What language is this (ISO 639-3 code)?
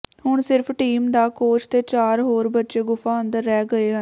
pan